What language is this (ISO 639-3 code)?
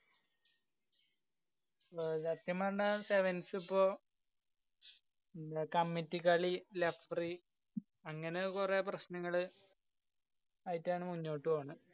mal